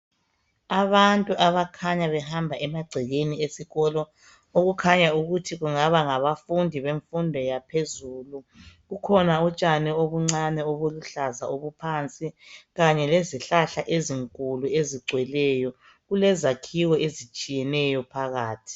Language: North Ndebele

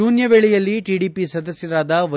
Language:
Kannada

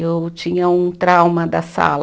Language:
Portuguese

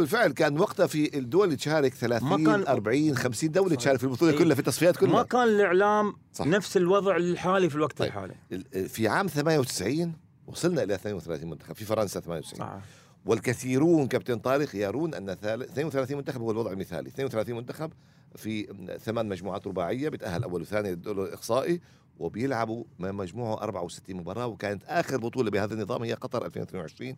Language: Arabic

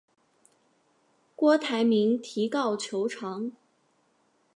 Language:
Chinese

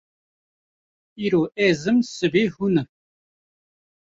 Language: Kurdish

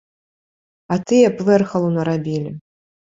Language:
Belarusian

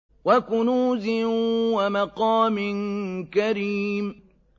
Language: Arabic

